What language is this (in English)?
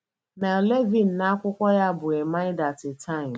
Igbo